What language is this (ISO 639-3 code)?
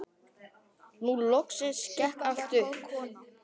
isl